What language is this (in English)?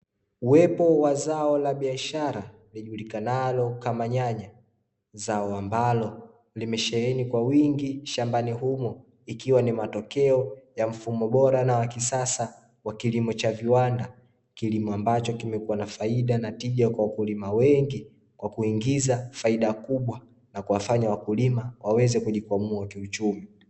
Swahili